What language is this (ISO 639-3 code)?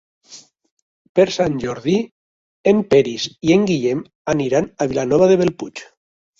cat